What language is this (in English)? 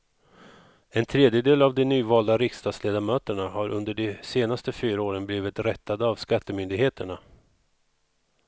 Swedish